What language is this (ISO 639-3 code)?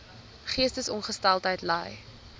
afr